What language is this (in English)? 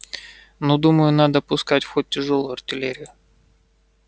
Russian